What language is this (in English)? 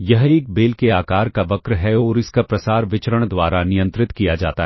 Hindi